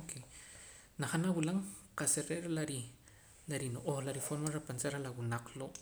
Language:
Poqomam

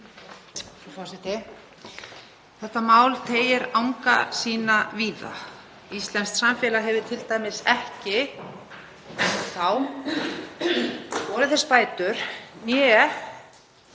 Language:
Icelandic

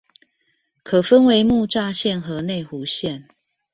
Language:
Chinese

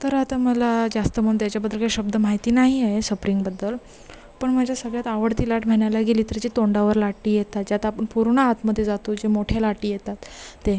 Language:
Marathi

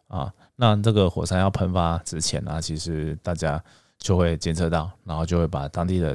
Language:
Chinese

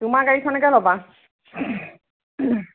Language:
Assamese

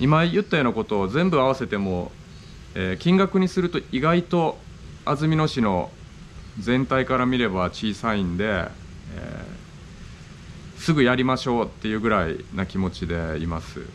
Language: Japanese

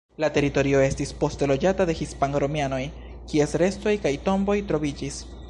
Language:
Esperanto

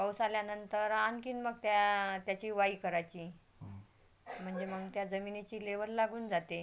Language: Marathi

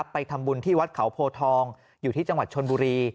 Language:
Thai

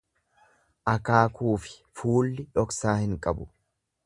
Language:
Oromo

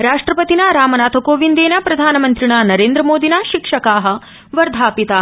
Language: Sanskrit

